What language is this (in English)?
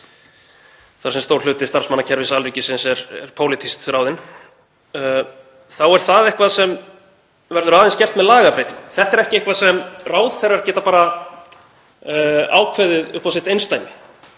Icelandic